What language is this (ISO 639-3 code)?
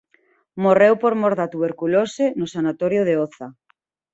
glg